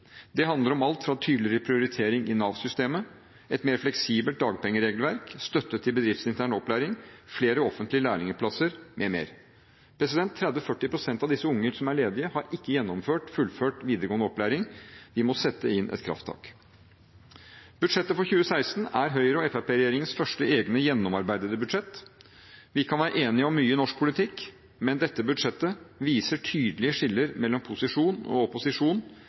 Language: Norwegian Bokmål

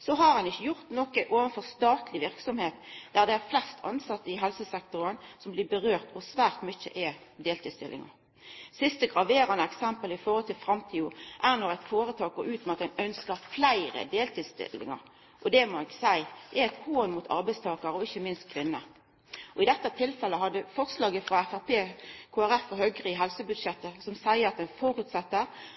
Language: Norwegian Nynorsk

